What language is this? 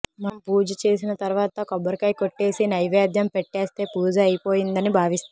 Telugu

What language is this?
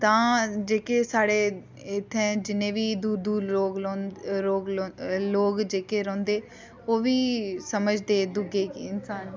Dogri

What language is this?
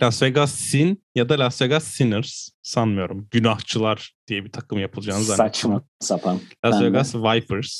Turkish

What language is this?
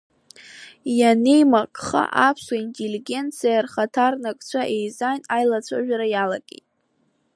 Abkhazian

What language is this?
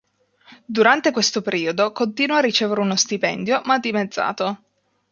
Italian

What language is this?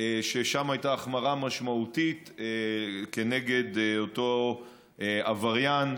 Hebrew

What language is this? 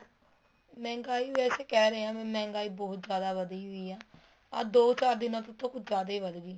Punjabi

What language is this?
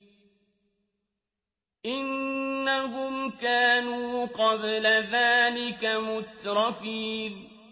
Arabic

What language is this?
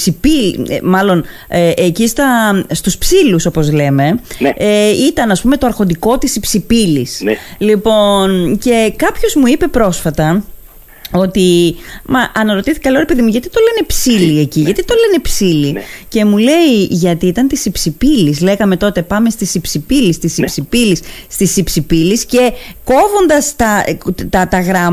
Greek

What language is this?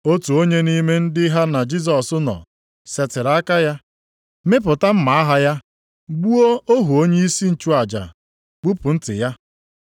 Igbo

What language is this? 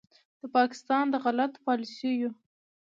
Pashto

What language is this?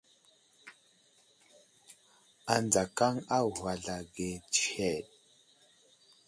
Wuzlam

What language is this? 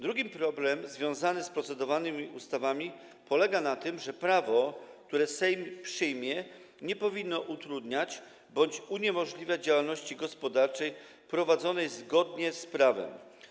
Polish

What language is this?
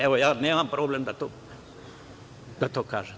Serbian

